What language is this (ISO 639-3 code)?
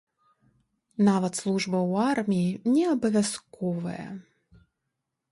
bel